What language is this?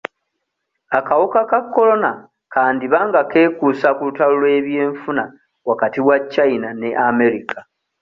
Ganda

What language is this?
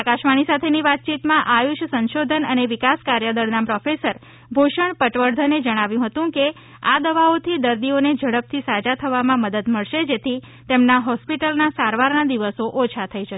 Gujarati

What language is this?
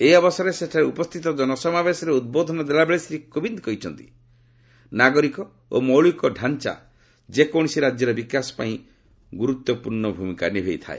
Odia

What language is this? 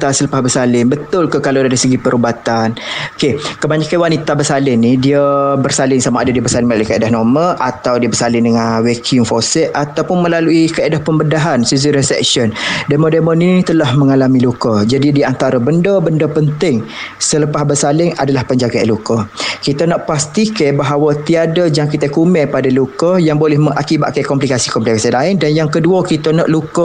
Malay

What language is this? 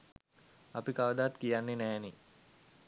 Sinhala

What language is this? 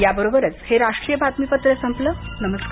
Marathi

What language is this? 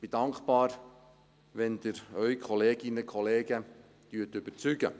Swiss German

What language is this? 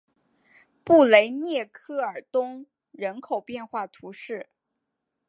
Chinese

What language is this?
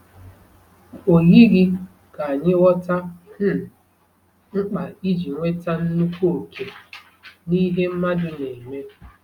Igbo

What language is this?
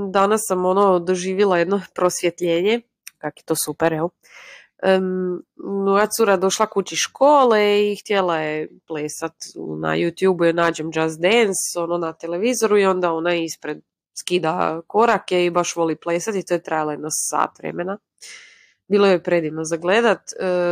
Croatian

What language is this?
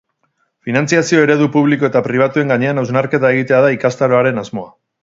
Basque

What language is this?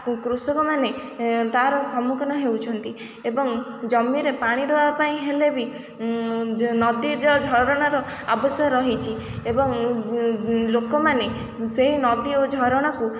Odia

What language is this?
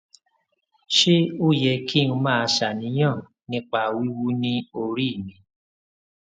Yoruba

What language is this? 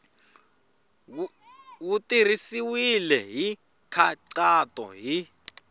Tsonga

